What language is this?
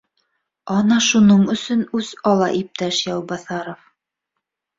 Bashkir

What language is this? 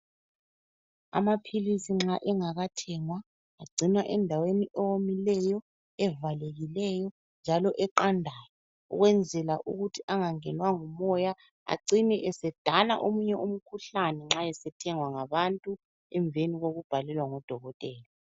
North Ndebele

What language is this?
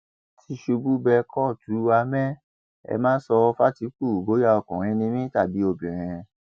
Yoruba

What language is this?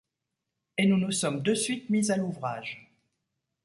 French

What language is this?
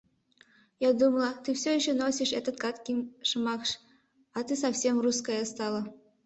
Mari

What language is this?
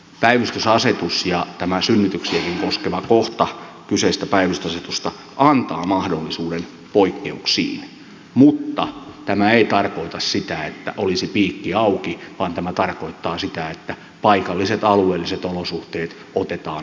Finnish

